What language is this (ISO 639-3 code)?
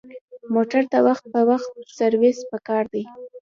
pus